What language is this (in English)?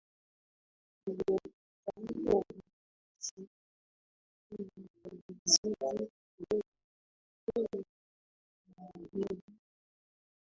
Swahili